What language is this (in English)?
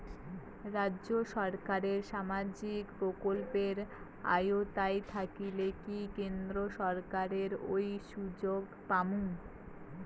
Bangla